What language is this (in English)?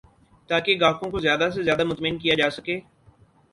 Urdu